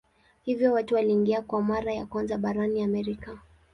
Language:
Swahili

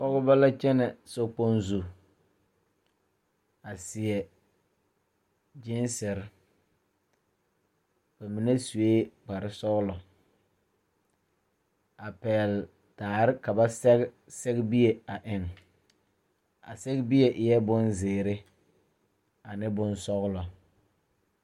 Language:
Southern Dagaare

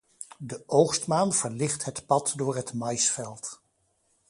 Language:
Dutch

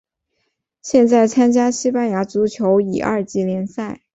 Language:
Chinese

